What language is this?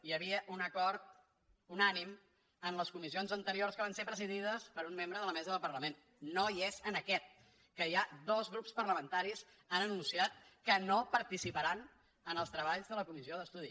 Catalan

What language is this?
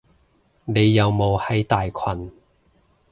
Cantonese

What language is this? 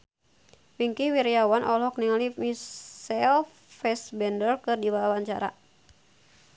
Sundanese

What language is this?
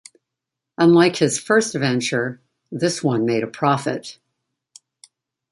English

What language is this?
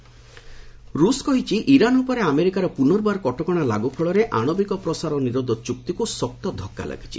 Odia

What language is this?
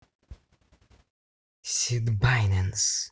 Russian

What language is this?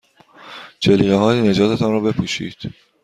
Persian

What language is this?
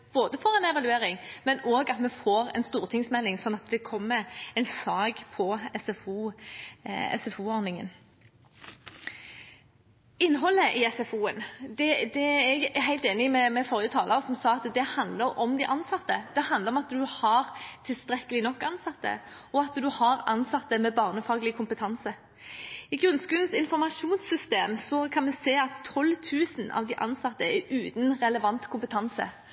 Norwegian Bokmål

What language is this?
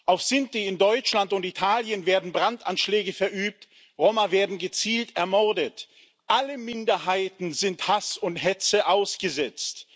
German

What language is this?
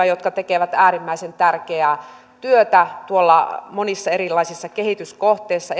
Finnish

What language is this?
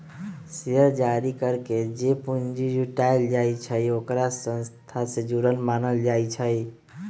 Magahi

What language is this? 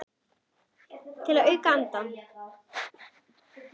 Icelandic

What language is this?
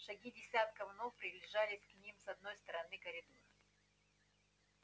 Russian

